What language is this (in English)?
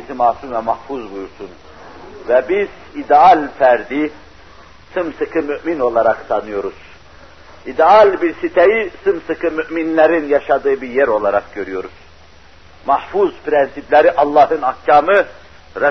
Turkish